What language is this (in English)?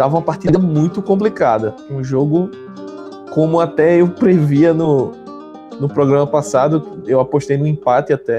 Portuguese